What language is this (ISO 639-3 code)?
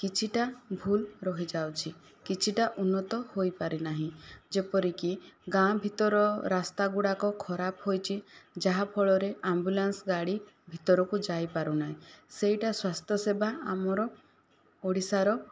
ori